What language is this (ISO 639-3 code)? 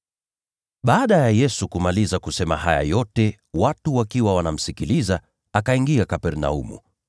swa